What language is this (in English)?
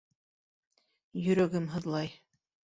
Bashkir